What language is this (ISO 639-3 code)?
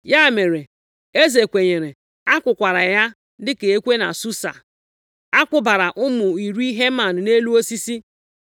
ibo